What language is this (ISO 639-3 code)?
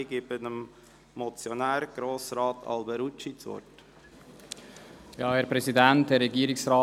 gsw